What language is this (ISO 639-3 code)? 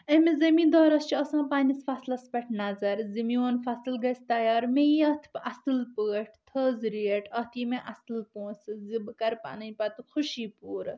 kas